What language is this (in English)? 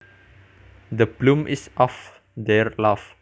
Javanese